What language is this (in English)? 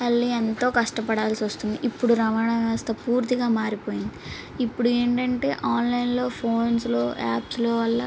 Telugu